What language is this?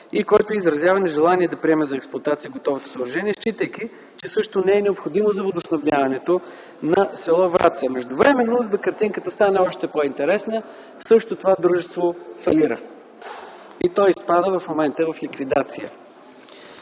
Bulgarian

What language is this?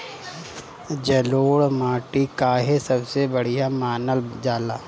Bhojpuri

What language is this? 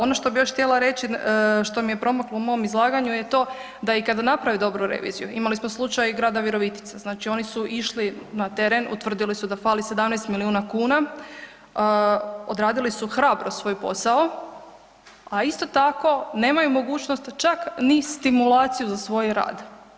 Croatian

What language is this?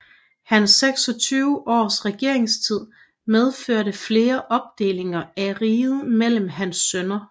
Danish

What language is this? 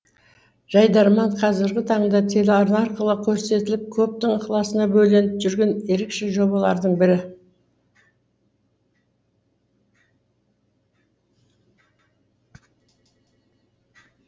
Kazakh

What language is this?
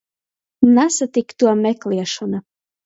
Latgalian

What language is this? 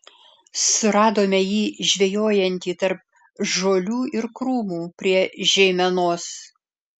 Lithuanian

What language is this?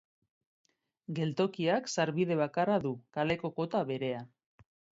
Basque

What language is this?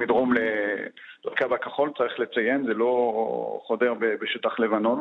Hebrew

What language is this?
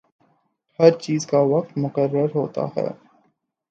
Urdu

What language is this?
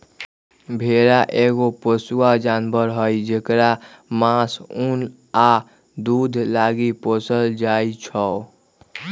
Magahi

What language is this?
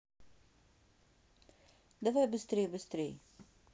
Russian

